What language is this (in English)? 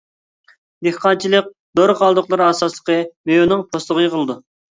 Uyghur